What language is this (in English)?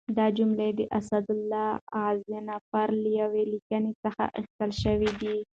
Pashto